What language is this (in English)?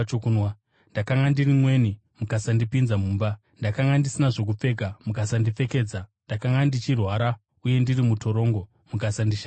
Shona